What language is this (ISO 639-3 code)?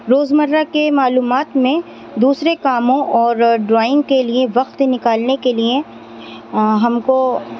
urd